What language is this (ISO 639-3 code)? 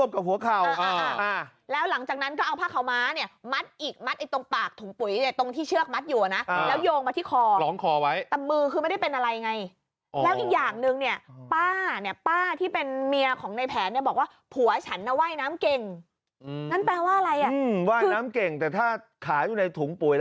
tha